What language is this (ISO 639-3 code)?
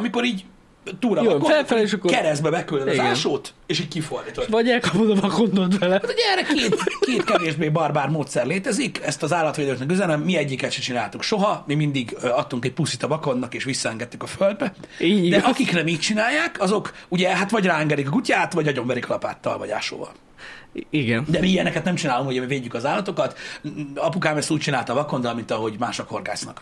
hun